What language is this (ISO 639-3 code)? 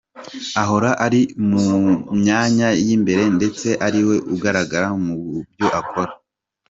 kin